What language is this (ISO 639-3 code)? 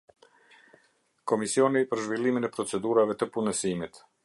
sqi